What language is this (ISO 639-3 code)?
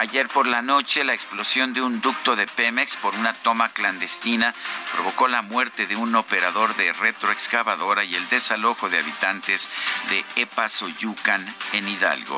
spa